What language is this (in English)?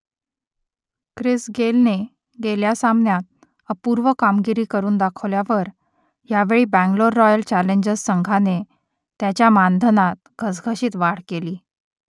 Marathi